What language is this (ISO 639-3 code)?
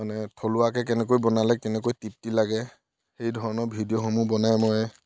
asm